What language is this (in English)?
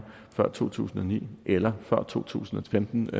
Danish